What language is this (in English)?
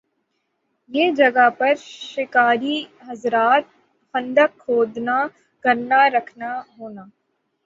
Urdu